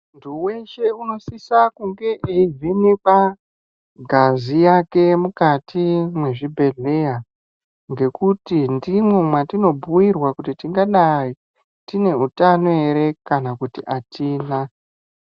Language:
Ndau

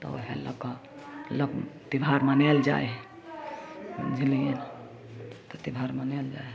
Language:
Maithili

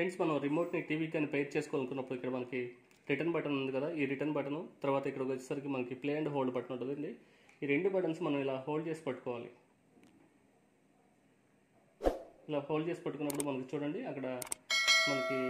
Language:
Hindi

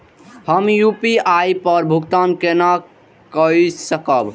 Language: Maithili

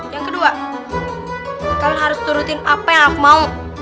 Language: Indonesian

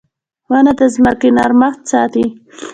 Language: Pashto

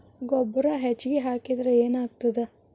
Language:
Kannada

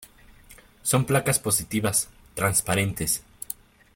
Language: Spanish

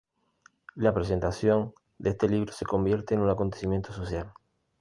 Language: Spanish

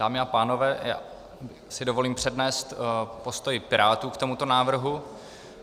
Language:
Czech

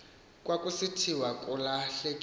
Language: Xhosa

